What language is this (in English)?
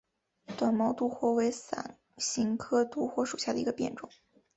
Chinese